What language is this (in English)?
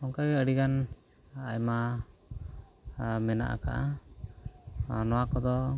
Santali